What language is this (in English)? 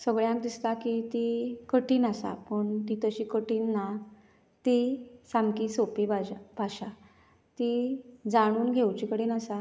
Konkani